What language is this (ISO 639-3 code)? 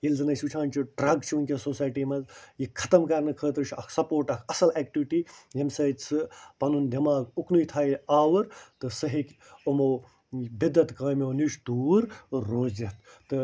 kas